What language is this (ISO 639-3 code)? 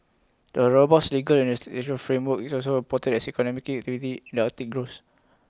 eng